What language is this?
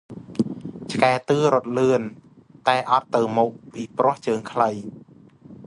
Khmer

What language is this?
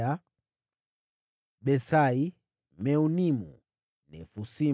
Swahili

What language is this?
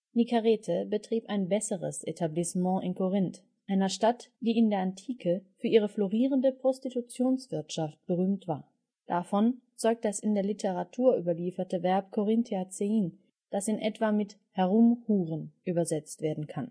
German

